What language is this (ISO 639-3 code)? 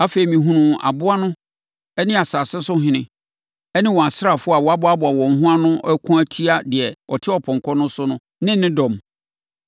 aka